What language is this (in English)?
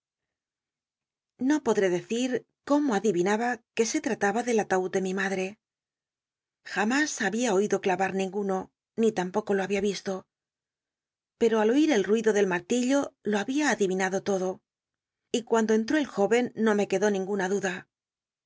Spanish